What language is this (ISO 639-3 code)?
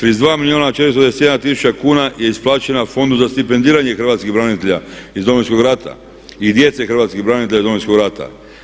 hrv